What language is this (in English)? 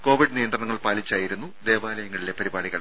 Malayalam